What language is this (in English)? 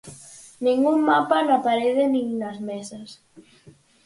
Galician